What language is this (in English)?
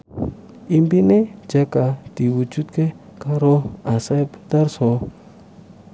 Javanese